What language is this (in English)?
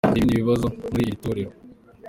Kinyarwanda